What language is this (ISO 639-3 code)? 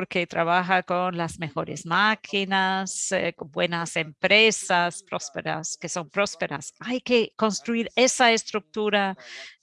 spa